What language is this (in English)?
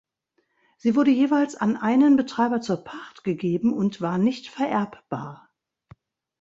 German